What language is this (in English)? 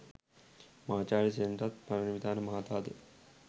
Sinhala